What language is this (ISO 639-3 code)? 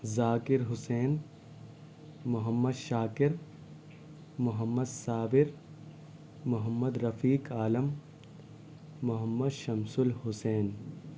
urd